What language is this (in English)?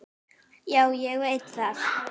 Icelandic